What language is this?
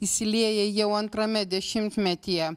Lithuanian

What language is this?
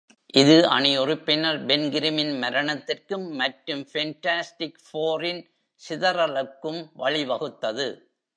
Tamil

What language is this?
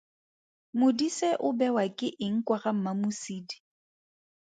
Tswana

